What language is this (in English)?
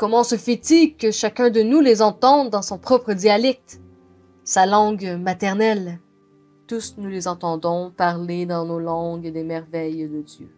French